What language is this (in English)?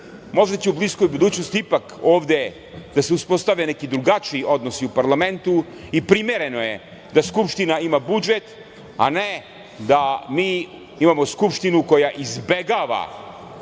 Serbian